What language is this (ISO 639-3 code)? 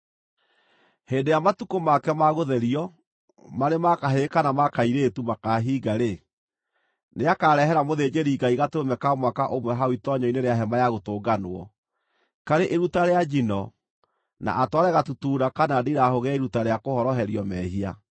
kik